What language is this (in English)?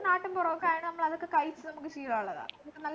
Malayalam